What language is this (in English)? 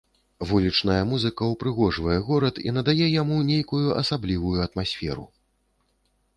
Belarusian